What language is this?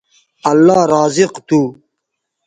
Bateri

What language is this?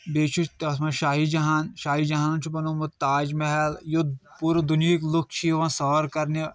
Kashmiri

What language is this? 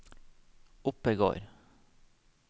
Norwegian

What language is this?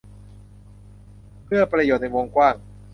Thai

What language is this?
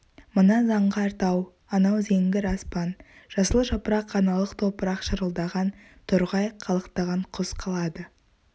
Kazakh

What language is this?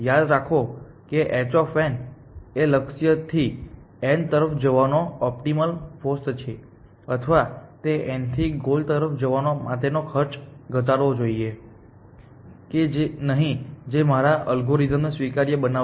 Gujarati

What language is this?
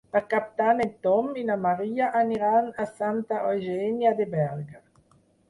Catalan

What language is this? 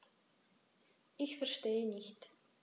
German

